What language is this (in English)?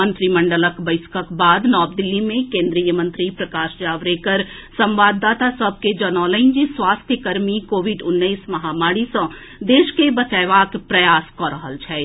Maithili